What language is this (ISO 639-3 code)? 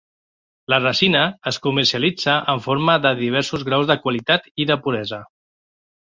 cat